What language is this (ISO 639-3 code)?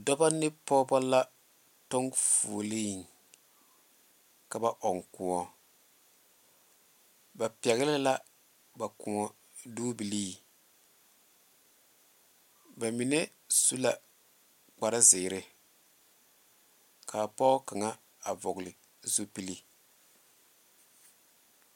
dga